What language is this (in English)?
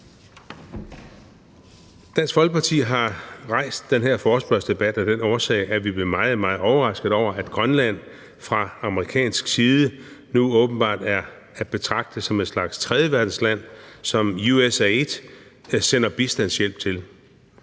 Danish